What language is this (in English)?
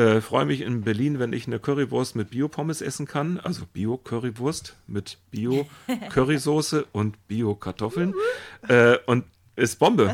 German